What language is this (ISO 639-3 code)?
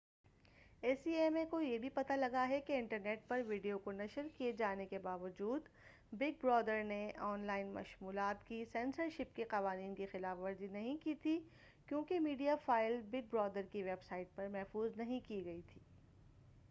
urd